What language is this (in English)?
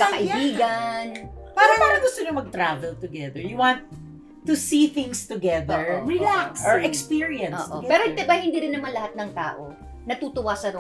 Filipino